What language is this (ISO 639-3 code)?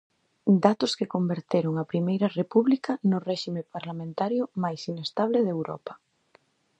glg